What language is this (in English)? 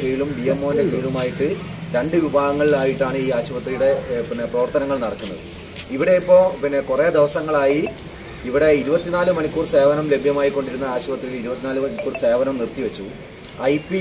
Arabic